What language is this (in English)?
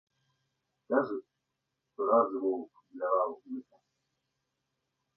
Belarusian